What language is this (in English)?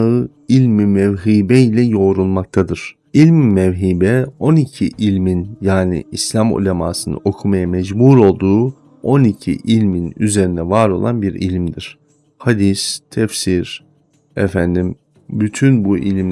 Turkish